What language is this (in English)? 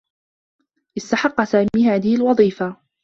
Arabic